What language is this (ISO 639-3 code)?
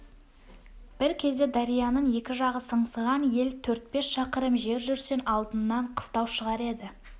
kaz